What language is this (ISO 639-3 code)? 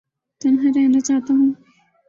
urd